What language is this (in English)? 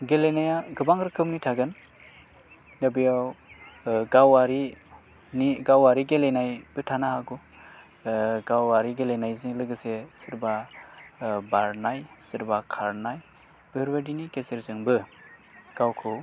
Bodo